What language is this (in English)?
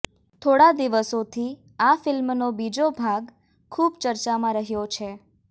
Gujarati